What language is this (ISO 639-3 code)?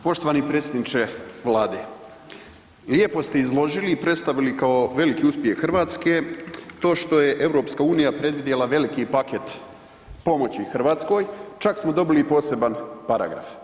hrv